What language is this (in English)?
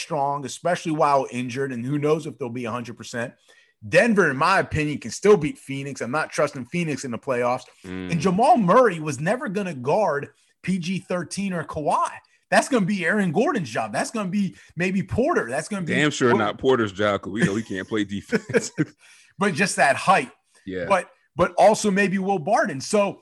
English